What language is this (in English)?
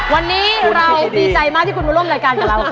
Thai